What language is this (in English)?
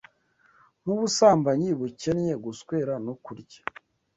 Kinyarwanda